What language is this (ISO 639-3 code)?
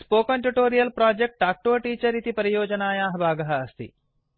san